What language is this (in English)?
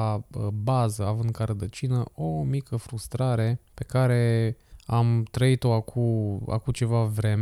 Romanian